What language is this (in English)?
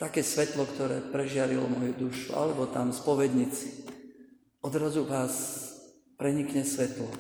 Slovak